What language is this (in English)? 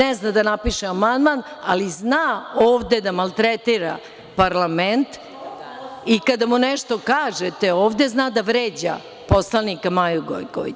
Serbian